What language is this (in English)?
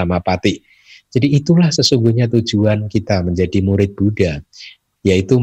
Indonesian